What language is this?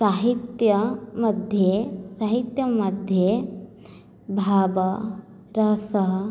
Sanskrit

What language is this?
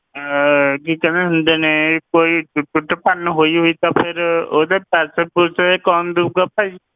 Punjabi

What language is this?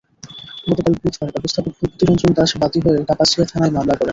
Bangla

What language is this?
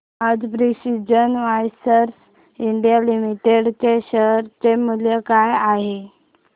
Marathi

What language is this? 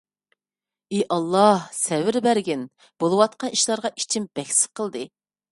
Uyghur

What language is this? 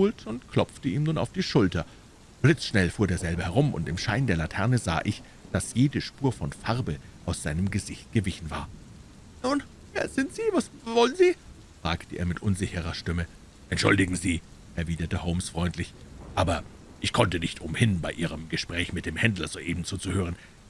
German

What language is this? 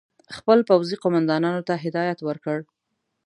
Pashto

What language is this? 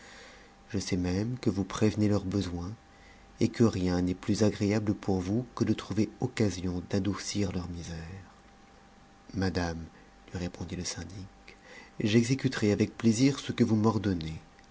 French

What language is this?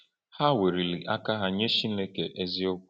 Igbo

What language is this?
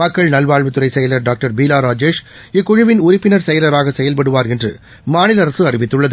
Tamil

